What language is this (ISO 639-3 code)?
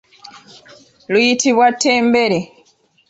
lug